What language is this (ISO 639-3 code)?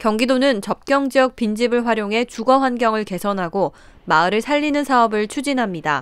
kor